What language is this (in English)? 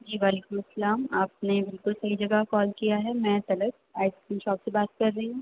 Urdu